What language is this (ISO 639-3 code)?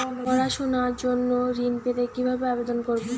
ben